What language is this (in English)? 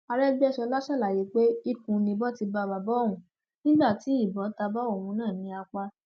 Yoruba